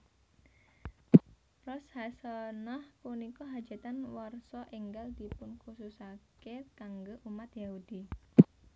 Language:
Javanese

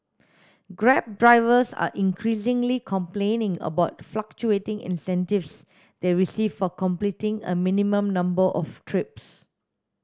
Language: English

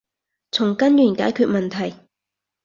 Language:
Cantonese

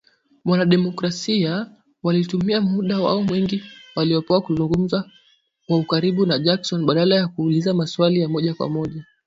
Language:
Swahili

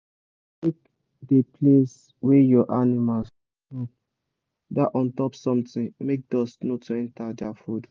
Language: Nigerian Pidgin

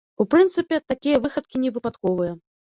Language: Belarusian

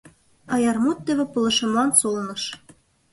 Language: Mari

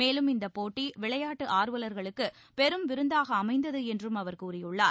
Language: Tamil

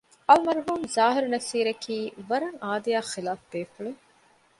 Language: Divehi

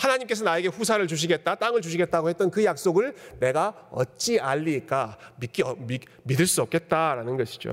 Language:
Korean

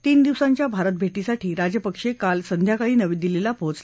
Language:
Marathi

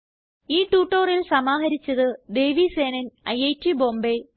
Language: Malayalam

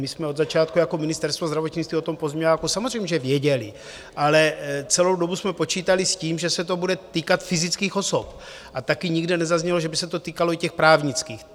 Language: Czech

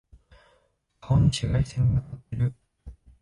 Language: Japanese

